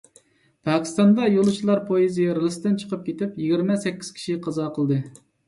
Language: Uyghur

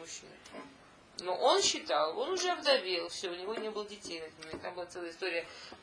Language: Russian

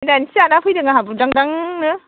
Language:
Bodo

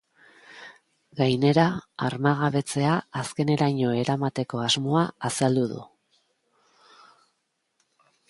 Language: Basque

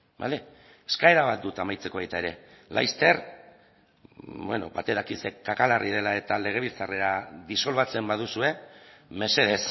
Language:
Basque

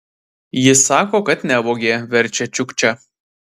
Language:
Lithuanian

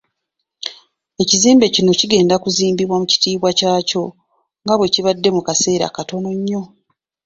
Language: Ganda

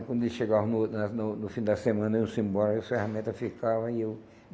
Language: Portuguese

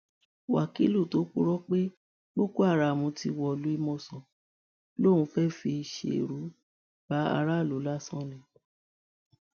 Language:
Yoruba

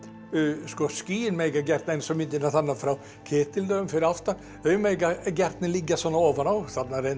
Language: Icelandic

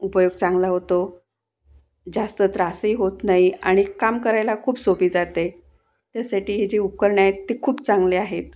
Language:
Marathi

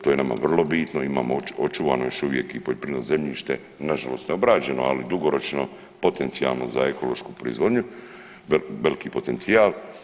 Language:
Croatian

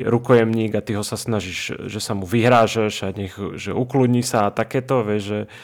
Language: Slovak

